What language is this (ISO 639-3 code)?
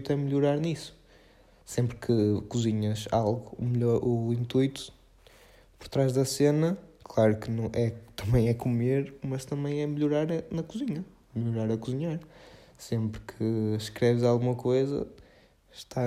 por